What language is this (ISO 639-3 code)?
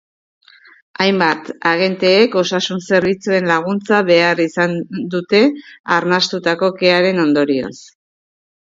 eus